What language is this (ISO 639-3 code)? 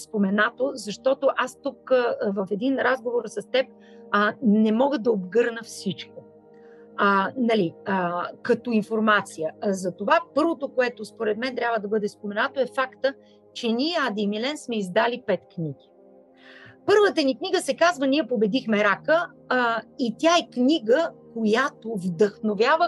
bul